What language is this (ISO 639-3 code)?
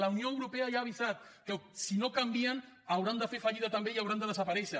cat